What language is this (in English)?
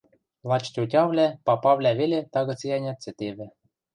Western Mari